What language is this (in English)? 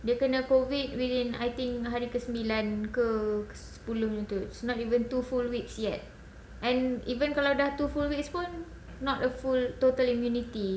English